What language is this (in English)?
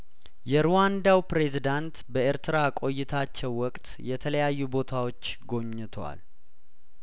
Amharic